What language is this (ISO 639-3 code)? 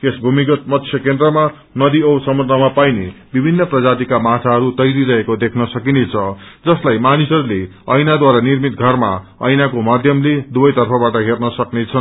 nep